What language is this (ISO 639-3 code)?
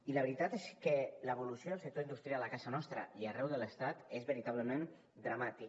cat